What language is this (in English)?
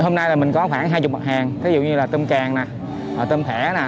Vietnamese